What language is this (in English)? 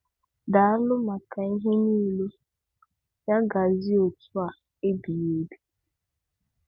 Igbo